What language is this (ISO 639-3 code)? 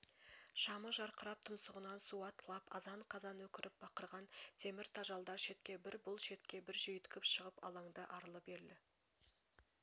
kaz